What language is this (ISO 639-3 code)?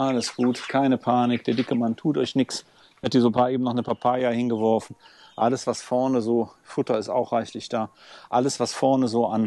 deu